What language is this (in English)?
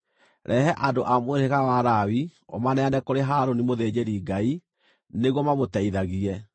Kikuyu